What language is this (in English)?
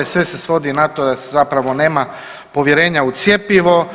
Croatian